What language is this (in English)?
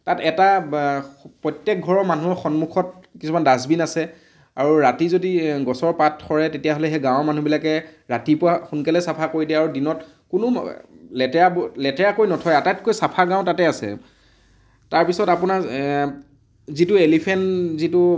Assamese